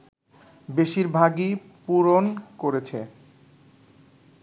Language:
Bangla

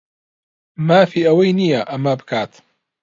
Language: Central Kurdish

